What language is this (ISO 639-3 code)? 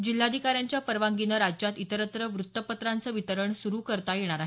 mar